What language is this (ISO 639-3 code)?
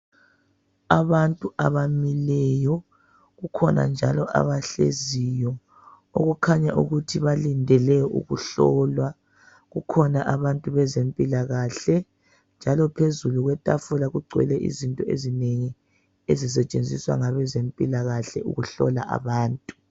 nde